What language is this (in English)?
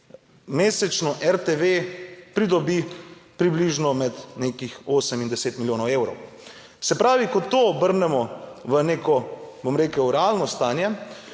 Slovenian